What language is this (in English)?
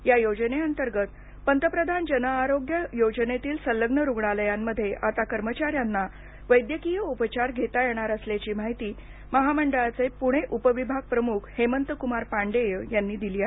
Marathi